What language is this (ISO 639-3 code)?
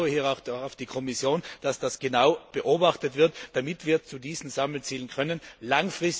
deu